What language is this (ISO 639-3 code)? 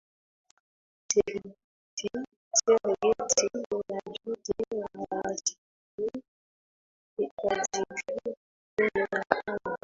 swa